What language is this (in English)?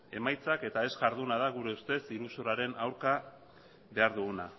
Basque